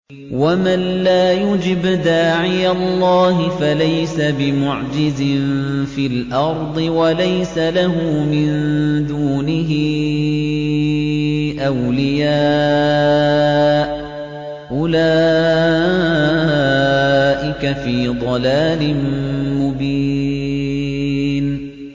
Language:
Arabic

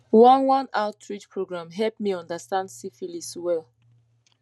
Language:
Nigerian Pidgin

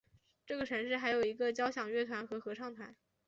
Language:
Chinese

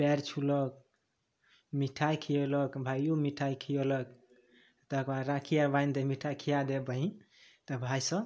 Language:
Maithili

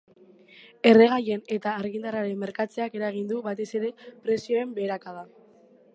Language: Basque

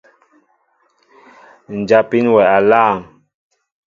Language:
Mbo (Cameroon)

